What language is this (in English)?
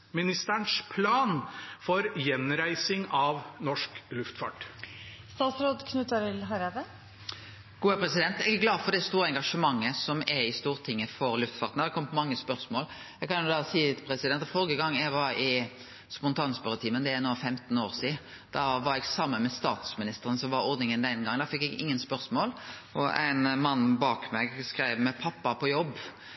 Norwegian